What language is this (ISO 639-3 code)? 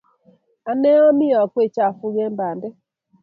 kln